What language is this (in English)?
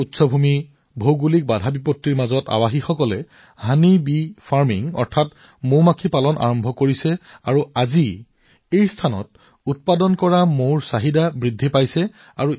Assamese